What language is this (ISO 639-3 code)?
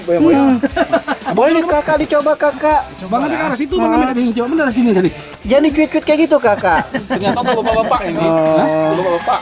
ind